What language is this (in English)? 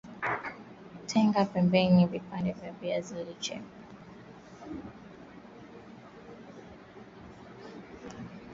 Swahili